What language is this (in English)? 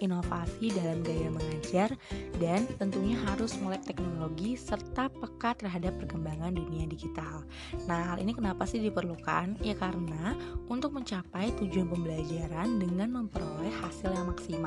Indonesian